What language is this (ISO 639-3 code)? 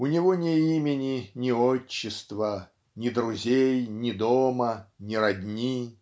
rus